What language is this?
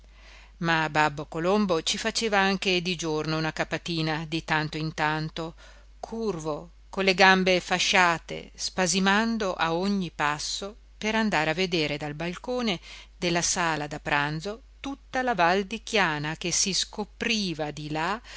Italian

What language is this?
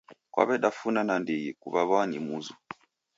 Taita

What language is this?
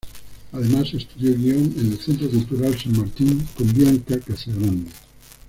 Spanish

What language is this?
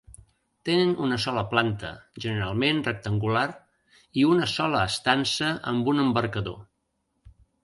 Catalan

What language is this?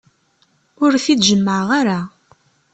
Kabyle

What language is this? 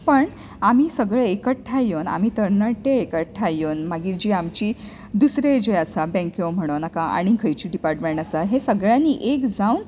Konkani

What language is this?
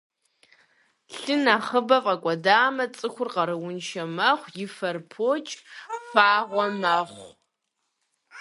Kabardian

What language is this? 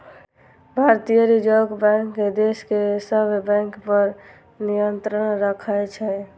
Maithili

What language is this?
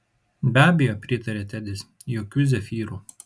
Lithuanian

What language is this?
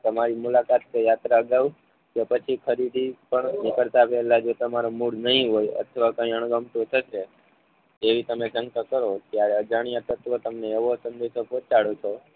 Gujarati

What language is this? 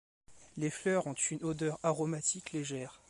French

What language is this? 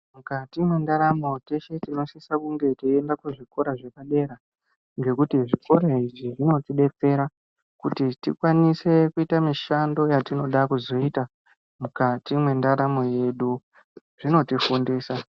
Ndau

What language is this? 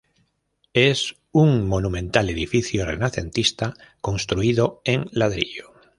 Spanish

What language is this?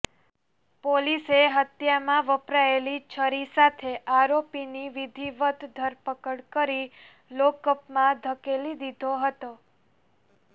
Gujarati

